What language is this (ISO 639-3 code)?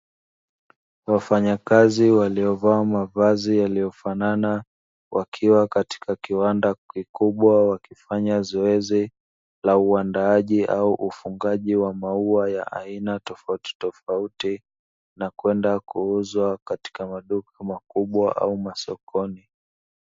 swa